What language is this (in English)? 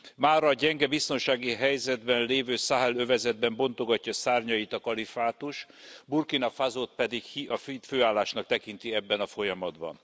Hungarian